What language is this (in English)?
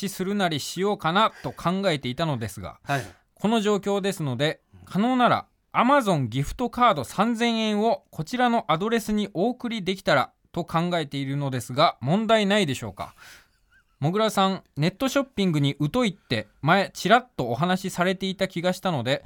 Japanese